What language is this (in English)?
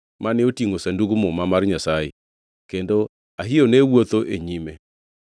Luo (Kenya and Tanzania)